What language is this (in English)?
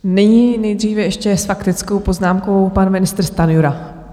Czech